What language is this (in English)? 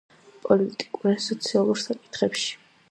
Georgian